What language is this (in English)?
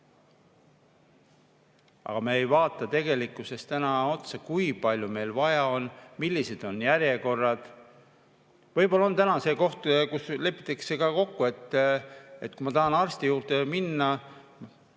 Estonian